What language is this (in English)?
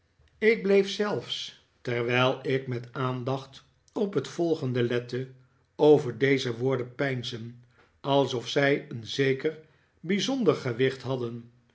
Dutch